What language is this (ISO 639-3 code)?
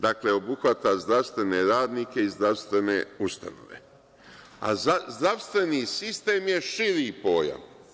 srp